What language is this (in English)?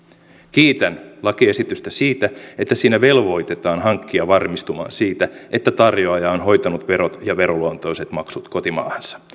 Finnish